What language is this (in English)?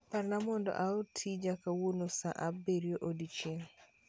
Luo (Kenya and Tanzania)